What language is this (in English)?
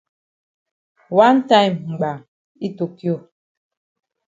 Cameroon Pidgin